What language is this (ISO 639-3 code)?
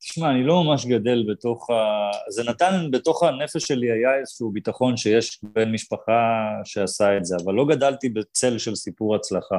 heb